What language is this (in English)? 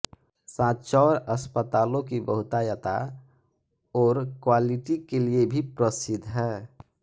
Hindi